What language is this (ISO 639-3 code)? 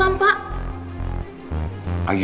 ind